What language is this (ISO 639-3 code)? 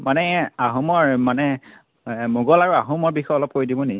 asm